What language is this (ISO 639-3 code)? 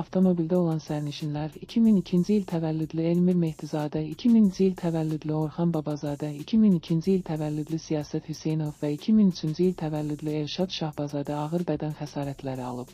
tur